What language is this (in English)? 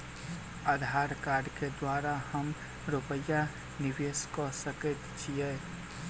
Maithili